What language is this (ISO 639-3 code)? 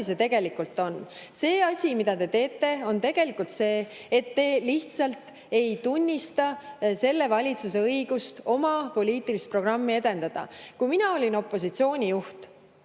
est